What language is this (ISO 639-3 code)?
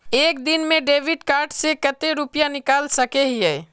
mag